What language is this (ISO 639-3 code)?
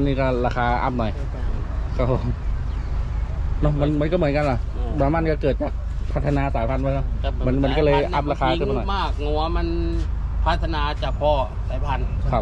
tha